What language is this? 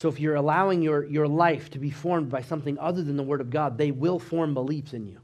English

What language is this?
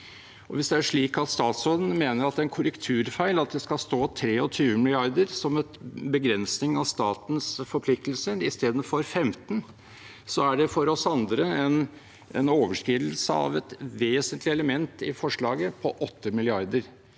Norwegian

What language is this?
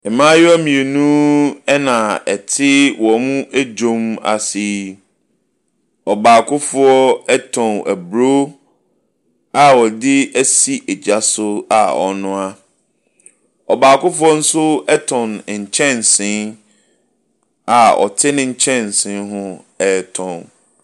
Akan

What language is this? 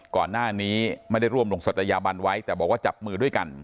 Thai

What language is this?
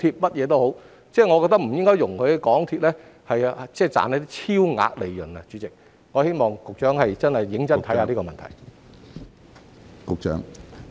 Cantonese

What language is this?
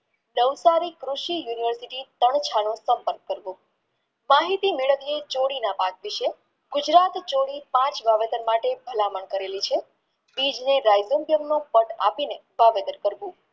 Gujarati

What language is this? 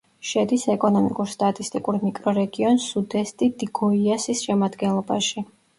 Georgian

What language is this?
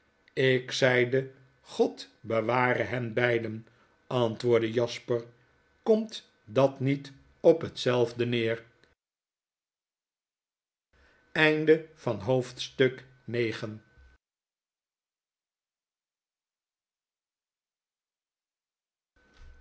Dutch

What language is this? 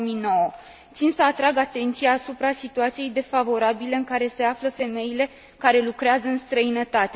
Romanian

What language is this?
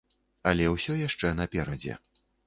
Belarusian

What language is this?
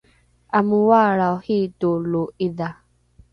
Rukai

